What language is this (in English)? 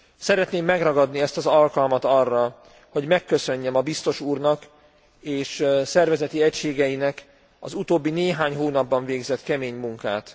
Hungarian